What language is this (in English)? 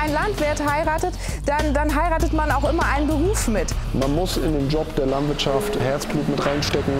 German